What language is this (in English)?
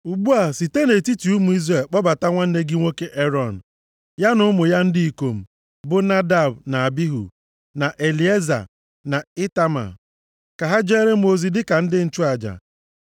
Igbo